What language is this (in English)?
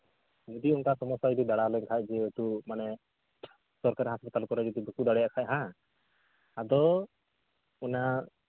Santali